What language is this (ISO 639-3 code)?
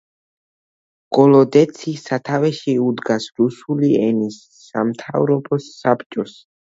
kat